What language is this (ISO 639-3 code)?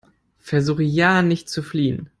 deu